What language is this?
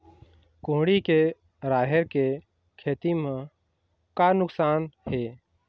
Chhattisgarhi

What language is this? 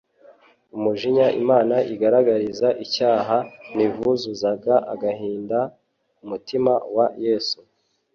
Kinyarwanda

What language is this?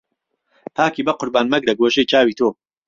Central Kurdish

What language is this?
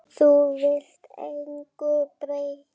Icelandic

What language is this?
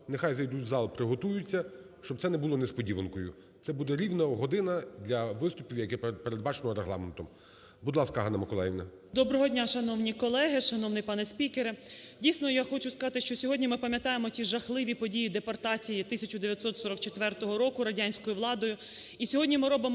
Ukrainian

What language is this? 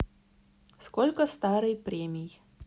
Russian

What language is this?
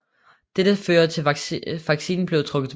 Danish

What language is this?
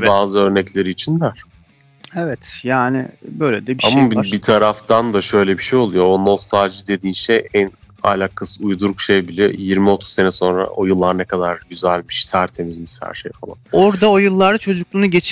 Turkish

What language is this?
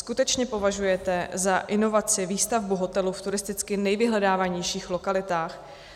Czech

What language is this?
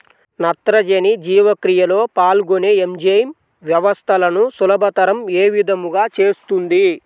Telugu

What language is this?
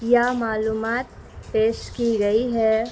Urdu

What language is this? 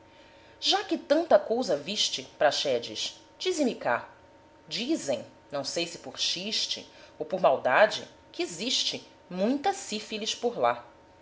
Portuguese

